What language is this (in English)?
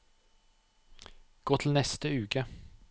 Norwegian